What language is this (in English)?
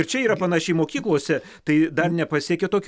Lithuanian